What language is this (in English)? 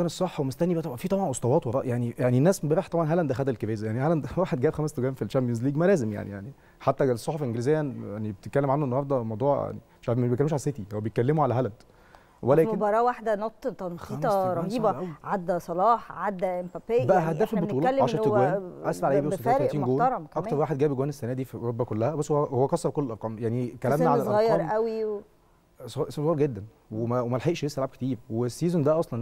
Arabic